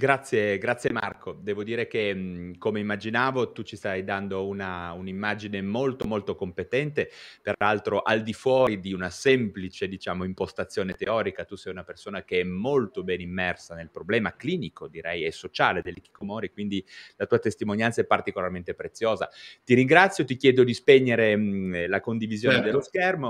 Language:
Italian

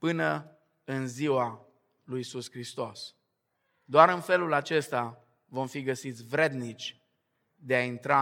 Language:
Romanian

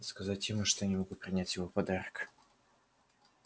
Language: Russian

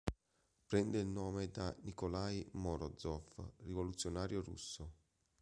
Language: Italian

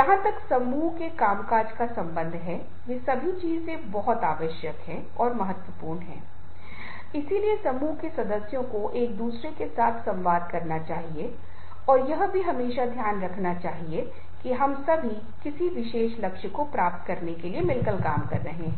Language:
Hindi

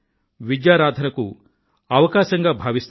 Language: Telugu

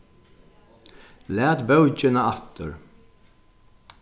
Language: Faroese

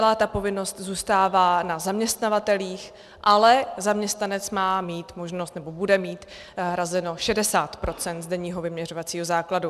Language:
Czech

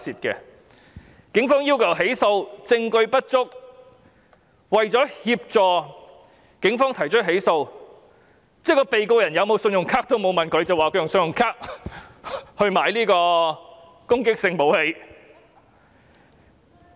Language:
Cantonese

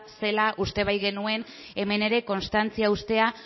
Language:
Basque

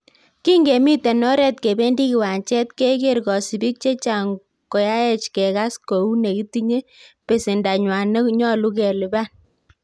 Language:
Kalenjin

